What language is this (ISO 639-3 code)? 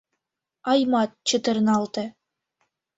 chm